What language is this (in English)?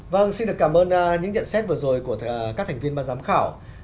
Vietnamese